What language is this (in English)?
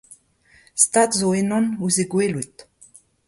Breton